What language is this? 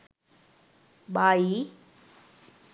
Sinhala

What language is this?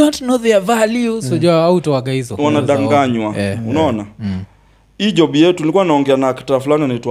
Swahili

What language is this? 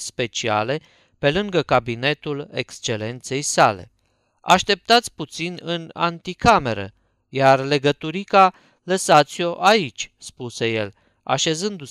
Romanian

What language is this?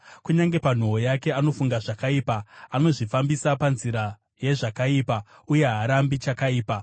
Shona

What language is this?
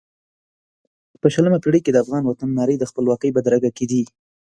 Pashto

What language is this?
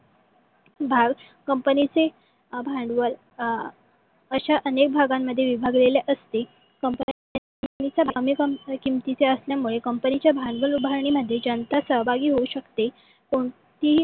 Marathi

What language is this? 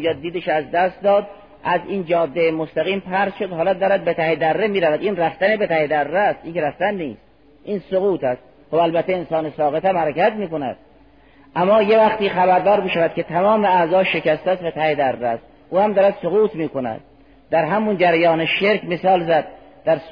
Persian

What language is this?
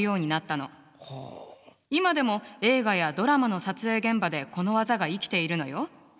Japanese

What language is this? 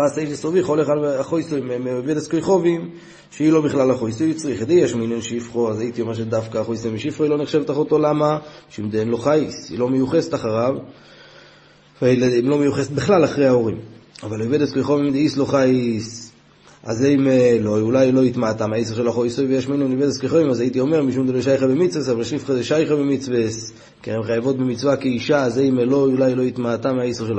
Hebrew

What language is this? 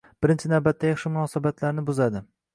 Uzbek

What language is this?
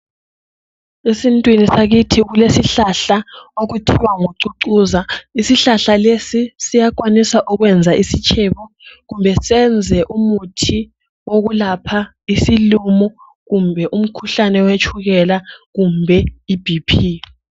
North Ndebele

